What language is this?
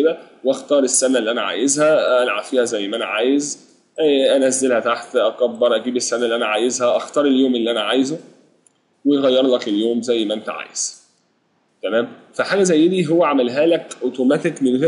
Arabic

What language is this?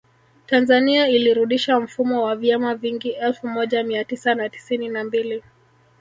Swahili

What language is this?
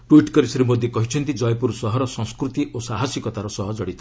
Odia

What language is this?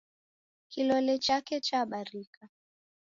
Taita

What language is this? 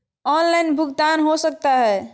Magahi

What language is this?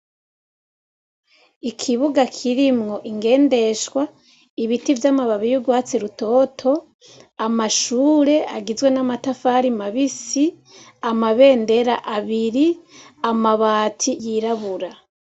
Rundi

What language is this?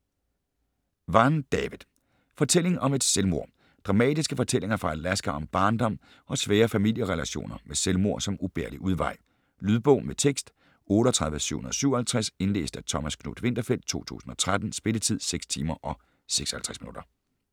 Danish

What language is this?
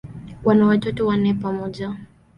Swahili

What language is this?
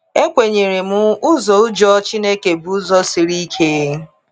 Igbo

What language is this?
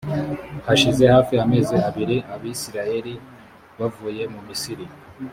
Kinyarwanda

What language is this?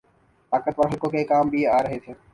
Urdu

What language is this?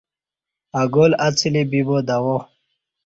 Kati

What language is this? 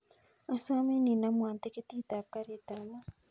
Kalenjin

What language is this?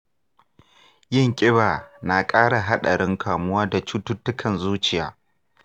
Hausa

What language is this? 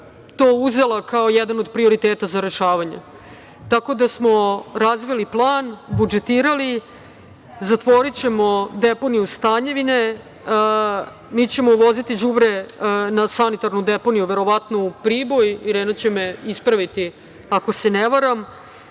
Serbian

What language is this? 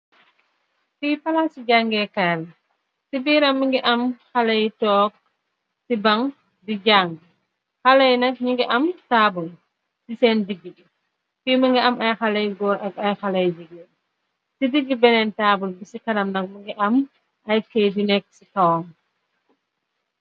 Wolof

